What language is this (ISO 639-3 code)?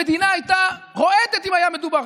heb